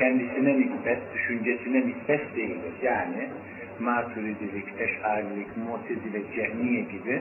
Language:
Turkish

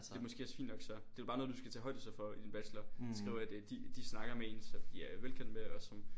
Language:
Danish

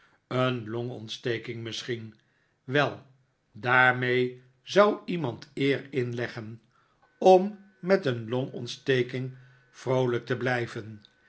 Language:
Dutch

